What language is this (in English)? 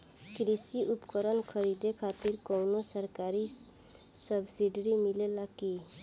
Bhojpuri